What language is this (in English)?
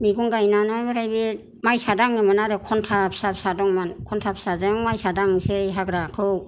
Bodo